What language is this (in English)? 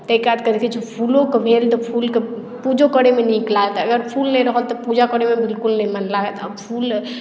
Maithili